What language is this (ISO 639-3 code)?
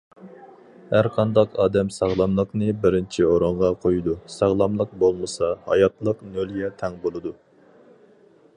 uig